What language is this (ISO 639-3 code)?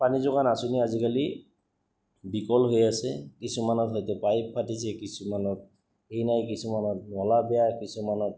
asm